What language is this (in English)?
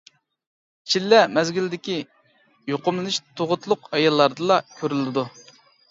Uyghur